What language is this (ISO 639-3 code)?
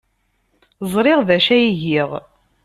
kab